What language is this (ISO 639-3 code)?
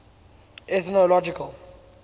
eng